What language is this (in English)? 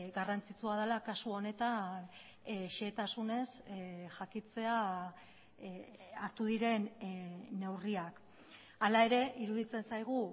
Basque